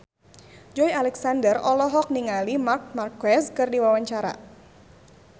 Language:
Sundanese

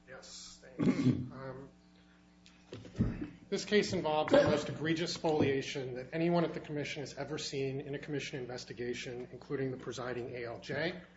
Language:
English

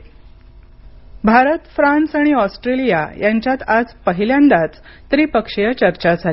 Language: Marathi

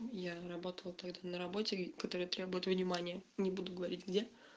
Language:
Russian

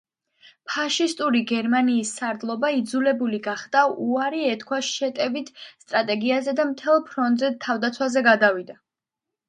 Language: Georgian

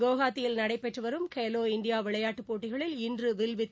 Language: Tamil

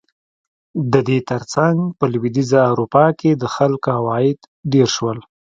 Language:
Pashto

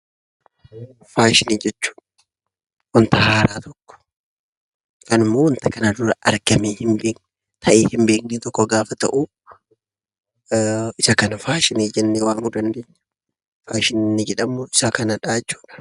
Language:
Oromo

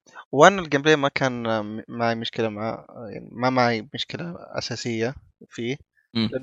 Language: Arabic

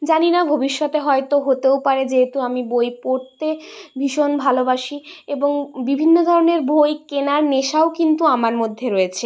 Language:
Bangla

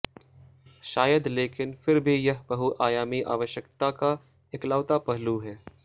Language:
Hindi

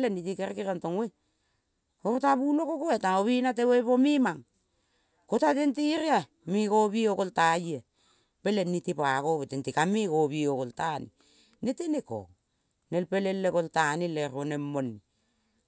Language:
Kol (Papua New Guinea)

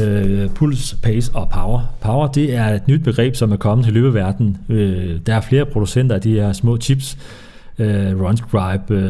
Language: Danish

